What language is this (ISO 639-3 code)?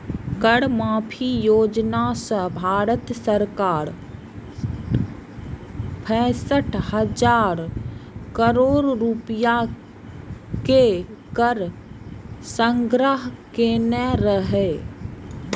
mai